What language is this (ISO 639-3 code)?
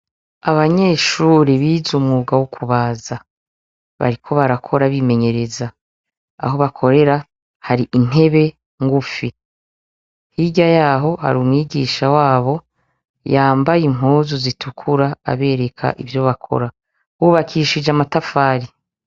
run